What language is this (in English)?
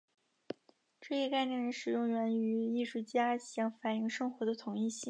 Chinese